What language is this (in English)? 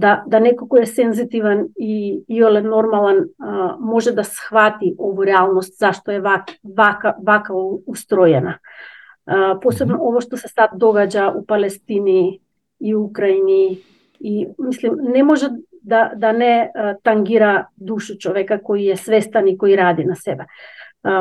Croatian